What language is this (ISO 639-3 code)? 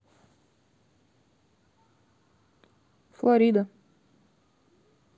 rus